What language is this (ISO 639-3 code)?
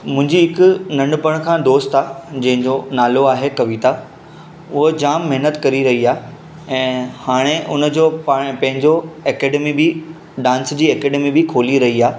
snd